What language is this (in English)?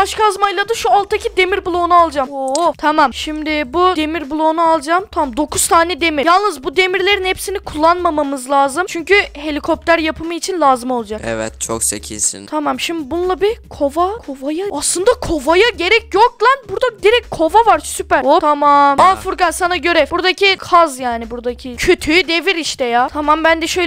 Turkish